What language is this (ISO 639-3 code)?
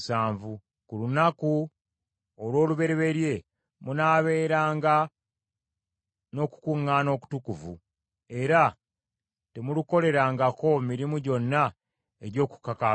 lug